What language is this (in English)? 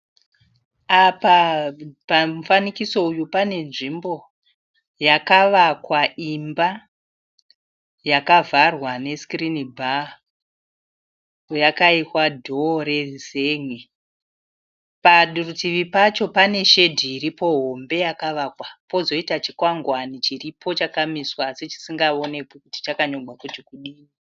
Shona